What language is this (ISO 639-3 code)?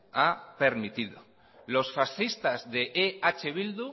spa